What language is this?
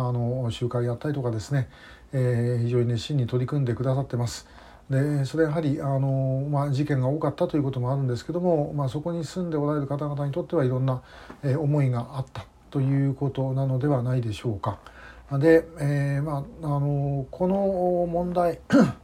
Japanese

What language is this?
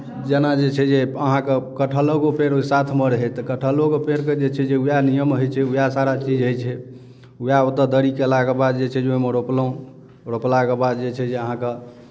Maithili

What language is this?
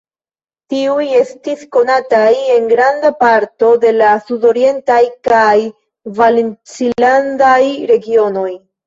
Esperanto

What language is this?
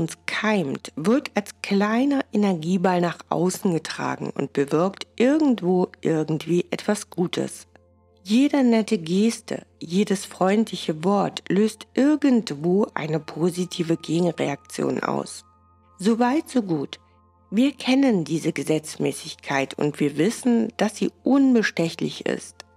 German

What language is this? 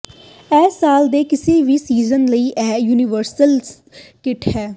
Punjabi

